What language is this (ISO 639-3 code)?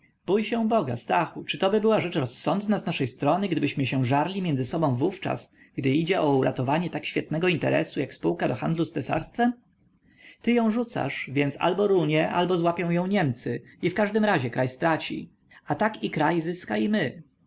pol